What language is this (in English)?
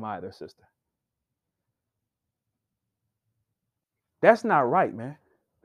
English